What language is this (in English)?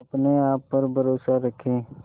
Hindi